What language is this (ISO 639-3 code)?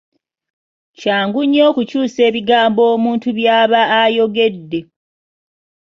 lug